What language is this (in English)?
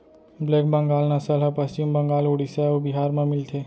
Chhattisgarhi